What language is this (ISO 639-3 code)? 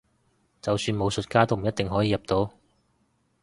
yue